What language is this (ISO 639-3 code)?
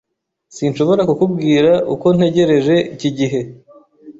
kin